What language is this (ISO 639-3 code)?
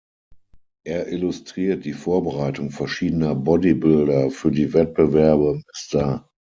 deu